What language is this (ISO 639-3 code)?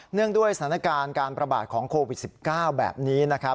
tha